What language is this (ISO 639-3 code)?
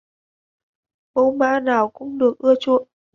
vie